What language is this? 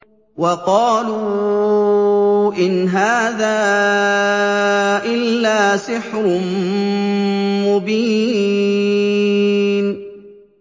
Arabic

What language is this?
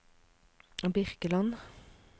Norwegian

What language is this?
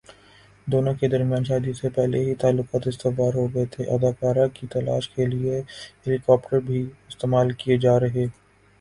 Urdu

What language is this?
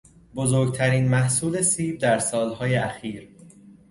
Persian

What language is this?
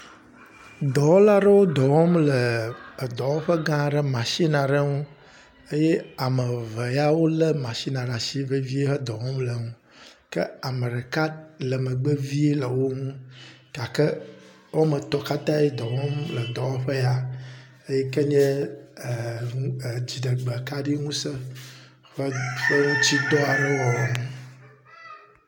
Ewe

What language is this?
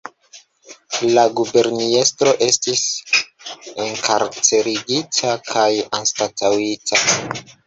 Esperanto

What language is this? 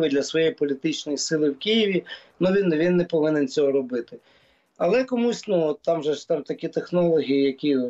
Ukrainian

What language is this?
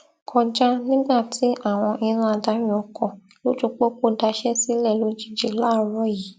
Yoruba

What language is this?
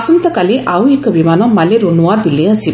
Odia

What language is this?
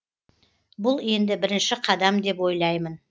Kazakh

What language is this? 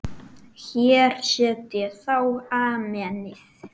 Icelandic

